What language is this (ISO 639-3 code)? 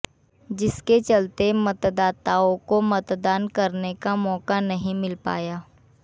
hin